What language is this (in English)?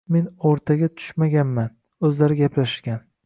Uzbek